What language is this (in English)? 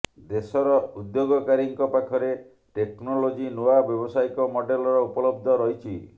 Odia